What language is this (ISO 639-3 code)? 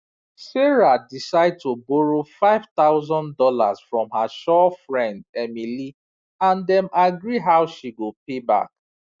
pcm